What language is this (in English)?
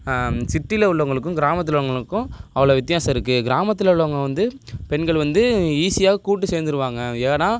Tamil